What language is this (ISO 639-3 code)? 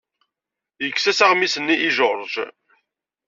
kab